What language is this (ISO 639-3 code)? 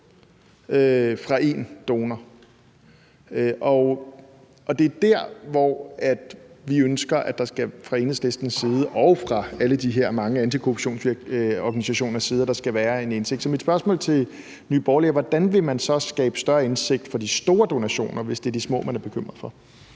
dan